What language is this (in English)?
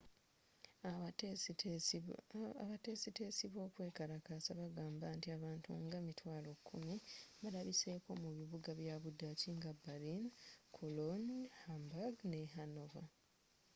Ganda